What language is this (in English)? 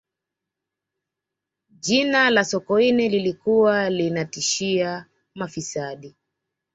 Swahili